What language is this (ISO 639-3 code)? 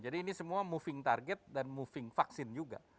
ind